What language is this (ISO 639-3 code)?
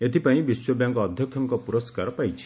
ori